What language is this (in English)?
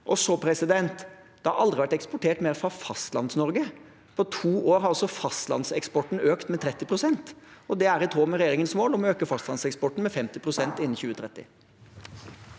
Norwegian